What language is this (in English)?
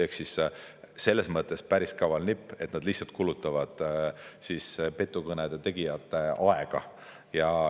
Estonian